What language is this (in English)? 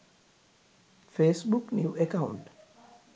Sinhala